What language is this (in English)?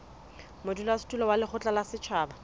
Southern Sotho